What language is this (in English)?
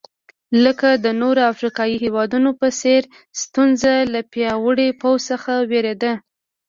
Pashto